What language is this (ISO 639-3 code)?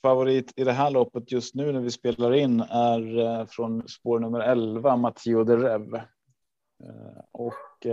swe